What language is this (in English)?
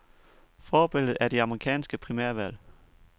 Danish